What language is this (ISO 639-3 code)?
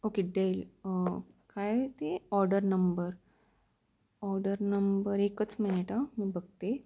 mar